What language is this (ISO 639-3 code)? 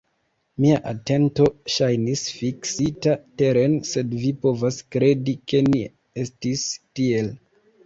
epo